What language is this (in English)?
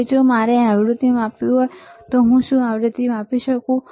Gujarati